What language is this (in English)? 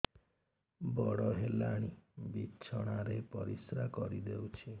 Odia